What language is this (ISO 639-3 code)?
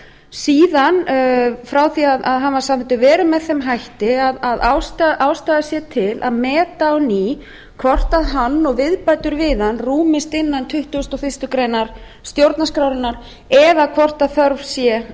isl